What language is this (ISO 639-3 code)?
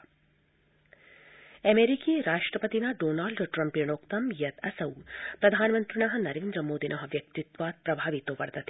san